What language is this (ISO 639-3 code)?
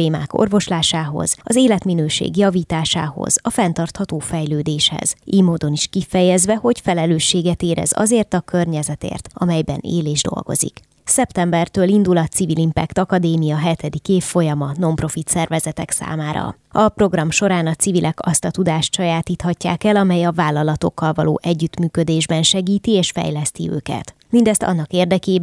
hun